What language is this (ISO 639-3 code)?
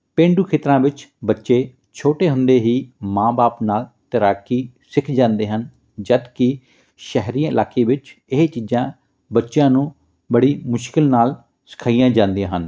pan